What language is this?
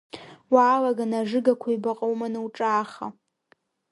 Abkhazian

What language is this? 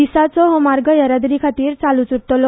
Konkani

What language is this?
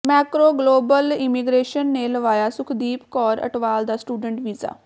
Punjabi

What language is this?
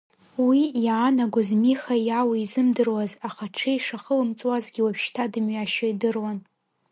Abkhazian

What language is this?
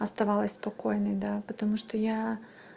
Russian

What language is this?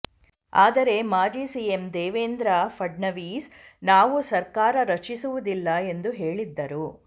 Kannada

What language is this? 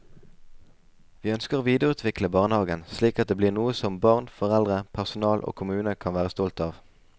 Norwegian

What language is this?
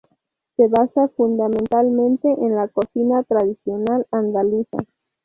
Spanish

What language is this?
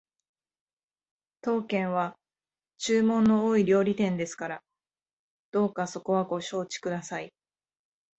Japanese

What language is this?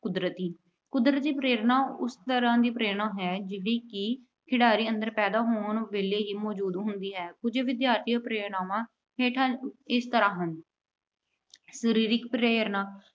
Punjabi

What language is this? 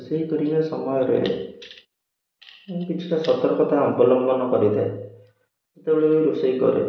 Odia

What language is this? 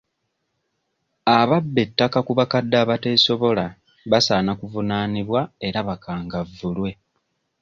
Ganda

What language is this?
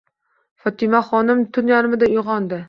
Uzbek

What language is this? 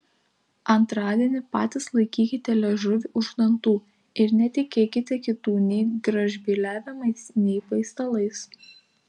Lithuanian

